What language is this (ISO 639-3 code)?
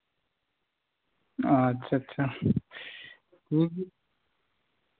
sat